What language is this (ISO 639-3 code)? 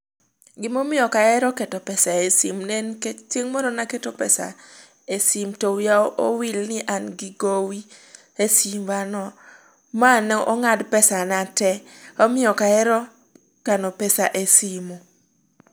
luo